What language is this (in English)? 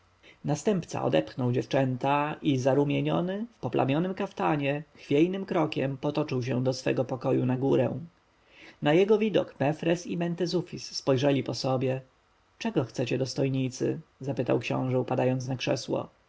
Polish